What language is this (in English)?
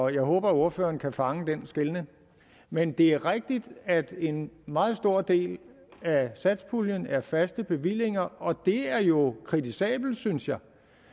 Danish